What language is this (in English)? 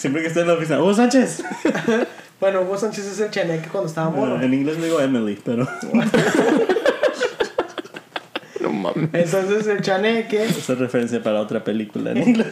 Spanish